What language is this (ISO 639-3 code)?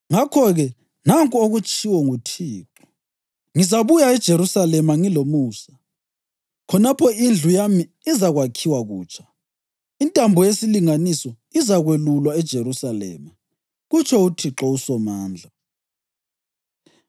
nde